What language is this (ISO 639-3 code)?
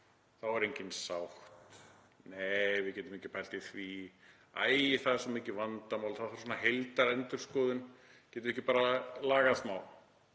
isl